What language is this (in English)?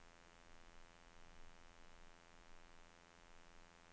Norwegian